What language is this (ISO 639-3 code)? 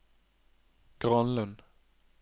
nor